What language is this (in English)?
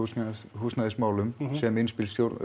Icelandic